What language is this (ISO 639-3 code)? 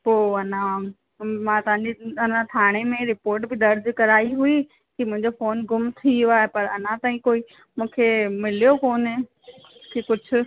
snd